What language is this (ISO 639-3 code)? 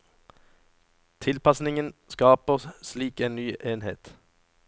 nor